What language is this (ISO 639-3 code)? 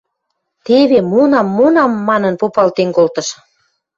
mrj